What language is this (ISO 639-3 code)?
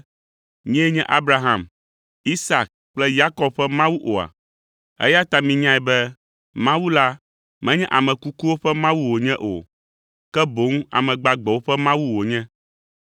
ewe